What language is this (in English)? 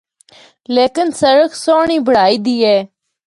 Northern Hindko